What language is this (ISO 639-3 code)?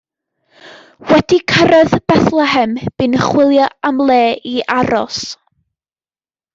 cym